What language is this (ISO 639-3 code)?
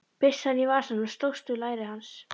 isl